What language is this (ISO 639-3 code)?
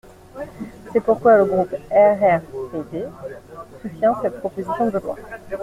fra